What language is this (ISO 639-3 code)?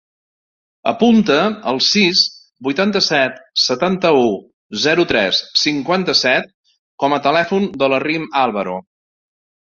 cat